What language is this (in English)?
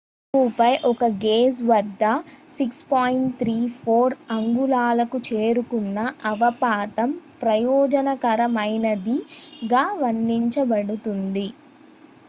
Telugu